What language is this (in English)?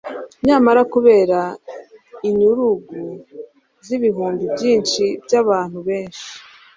Kinyarwanda